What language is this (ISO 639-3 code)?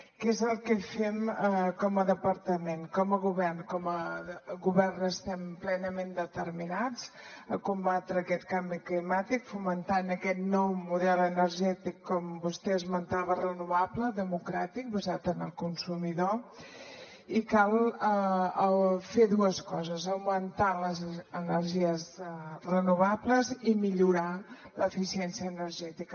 cat